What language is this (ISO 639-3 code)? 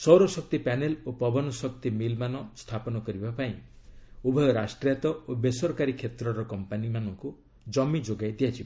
ori